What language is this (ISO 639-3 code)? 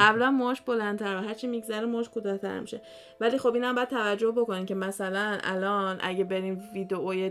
fas